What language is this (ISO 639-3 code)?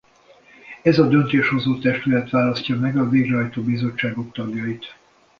hun